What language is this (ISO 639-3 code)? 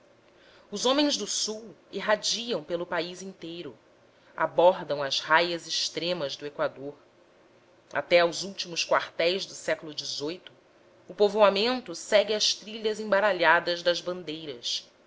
por